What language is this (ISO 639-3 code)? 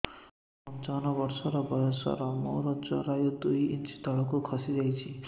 ori